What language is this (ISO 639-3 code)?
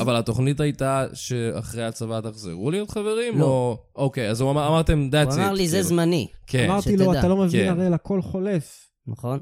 heb